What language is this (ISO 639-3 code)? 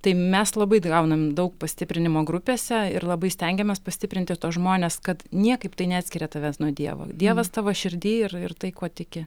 lit